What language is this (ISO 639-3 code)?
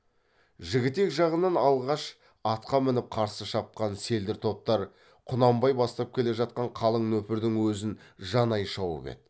kaz